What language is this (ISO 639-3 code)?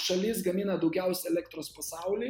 lit